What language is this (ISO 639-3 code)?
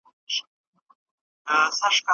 pus